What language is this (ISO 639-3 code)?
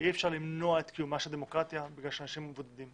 heb